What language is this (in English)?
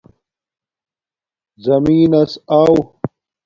Domaaki